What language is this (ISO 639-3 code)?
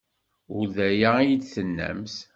kab